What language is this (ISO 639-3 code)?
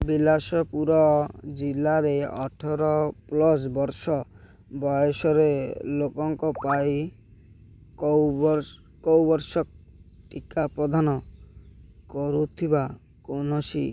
ori